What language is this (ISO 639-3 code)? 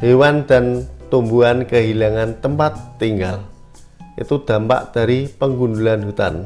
ind